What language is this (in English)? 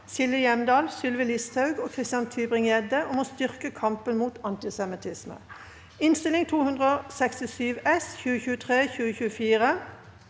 Norwegian